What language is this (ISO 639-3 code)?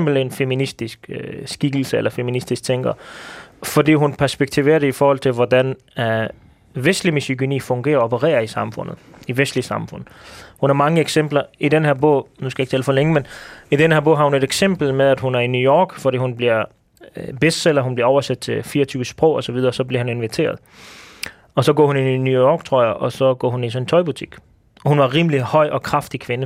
dan